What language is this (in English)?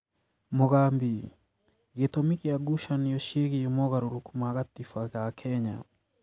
Kikuyu